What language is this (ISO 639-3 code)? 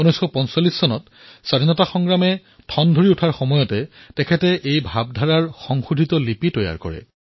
asm